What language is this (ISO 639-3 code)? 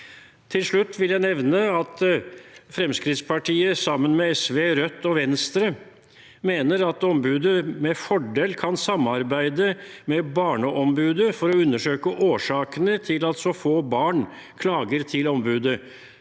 nor